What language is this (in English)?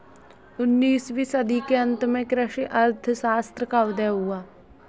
Hindi